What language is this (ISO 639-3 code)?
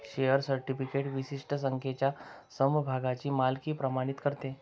mar